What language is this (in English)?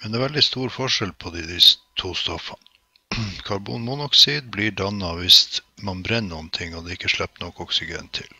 Norwegian